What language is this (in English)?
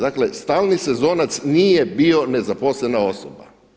Croatian